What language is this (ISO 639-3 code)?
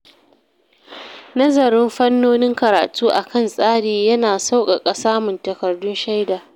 hau